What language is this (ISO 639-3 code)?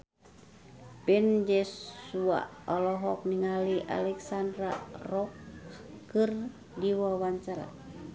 sun